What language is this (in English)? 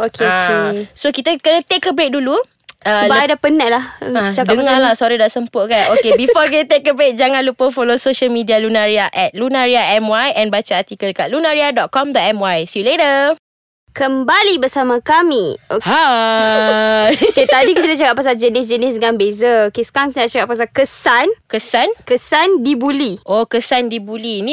Malay